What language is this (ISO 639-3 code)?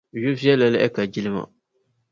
dag